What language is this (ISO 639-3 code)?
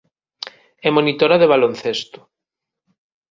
glg